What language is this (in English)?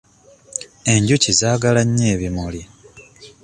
Ganda